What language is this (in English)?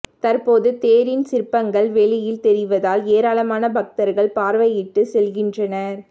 Tamil